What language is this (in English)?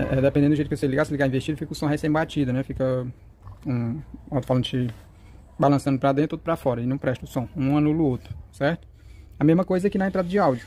Portuguese